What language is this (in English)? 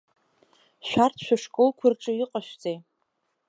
Abkhazian